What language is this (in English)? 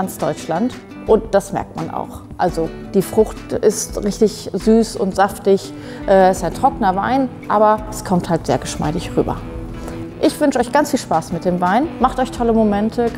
German